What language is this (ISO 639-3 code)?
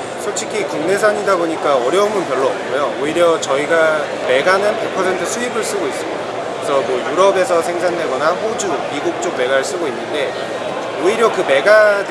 kor